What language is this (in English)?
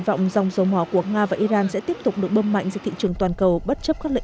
Vietnamese